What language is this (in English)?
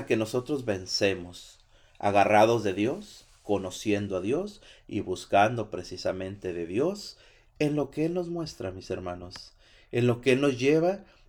Spanish